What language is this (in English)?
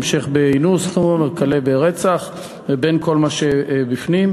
Hebrew